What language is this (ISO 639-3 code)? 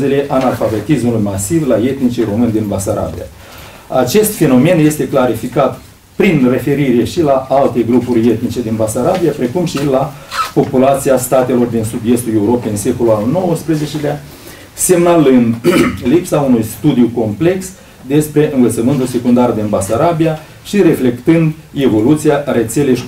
ron